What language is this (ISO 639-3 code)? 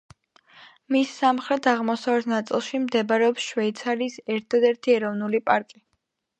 kat